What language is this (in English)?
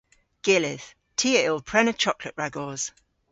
Cornish